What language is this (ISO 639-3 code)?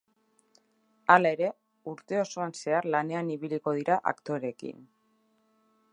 eus